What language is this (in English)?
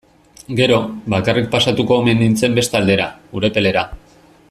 Basque